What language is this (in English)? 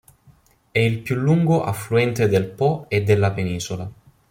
Italian